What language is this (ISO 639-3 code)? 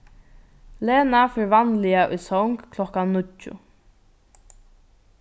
fao